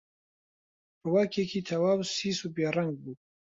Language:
Central Kurdish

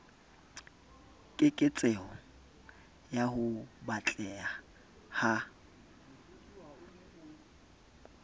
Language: Southern Sotho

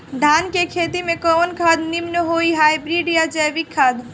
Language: Bhojpuri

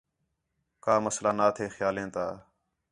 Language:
Khetrani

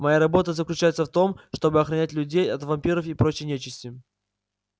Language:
Russian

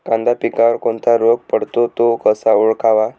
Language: Marathi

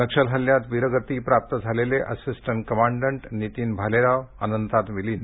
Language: Marathi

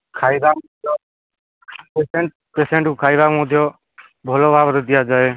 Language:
Odia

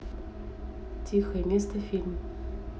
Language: Russian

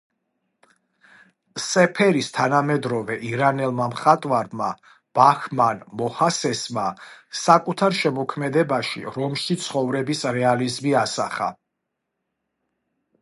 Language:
Georgian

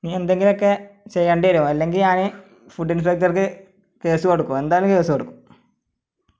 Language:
Malayalam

